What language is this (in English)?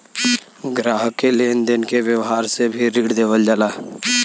Bhojpuri